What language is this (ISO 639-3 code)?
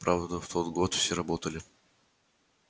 rus